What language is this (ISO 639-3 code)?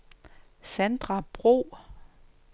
dan